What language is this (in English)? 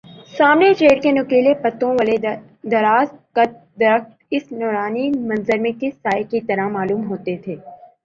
Urdu